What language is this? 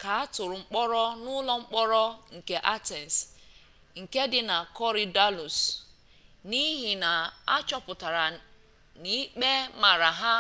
Igbo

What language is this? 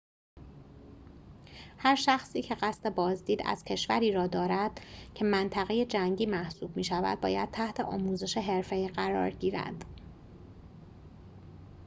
Persian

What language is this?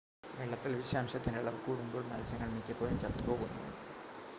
Malayalam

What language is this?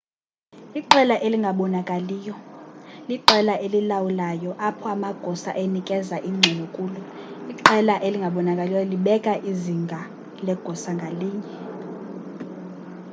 Xhosa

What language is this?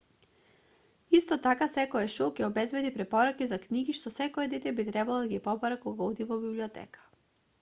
Macedonian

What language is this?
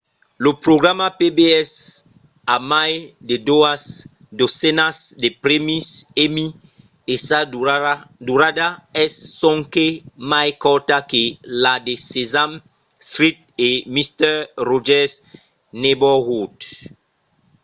Occitan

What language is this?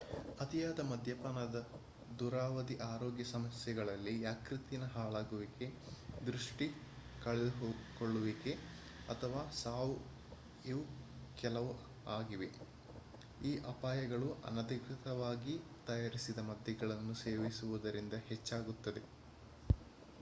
Kannada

